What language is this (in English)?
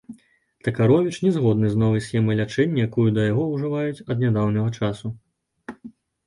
Belarusian